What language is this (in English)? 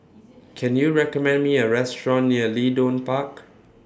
English